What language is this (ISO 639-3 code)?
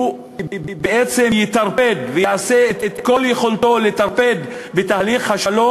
heb